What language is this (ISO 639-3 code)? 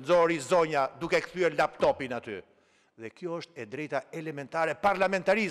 ron